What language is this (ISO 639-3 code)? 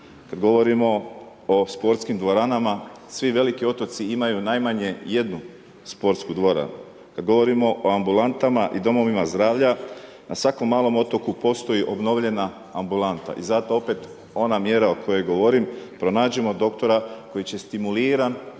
hrv